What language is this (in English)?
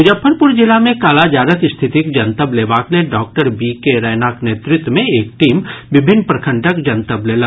Maithili